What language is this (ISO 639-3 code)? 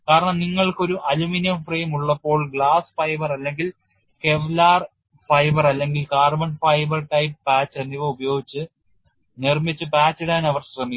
mal